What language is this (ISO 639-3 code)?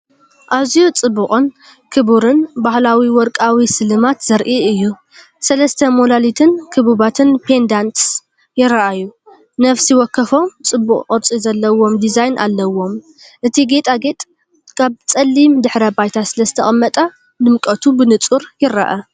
tir